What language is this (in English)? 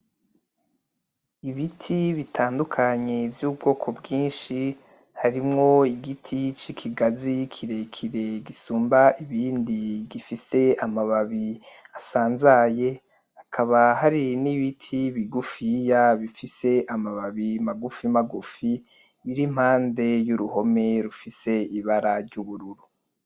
Rundi